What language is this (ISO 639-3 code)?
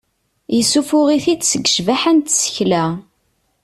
kab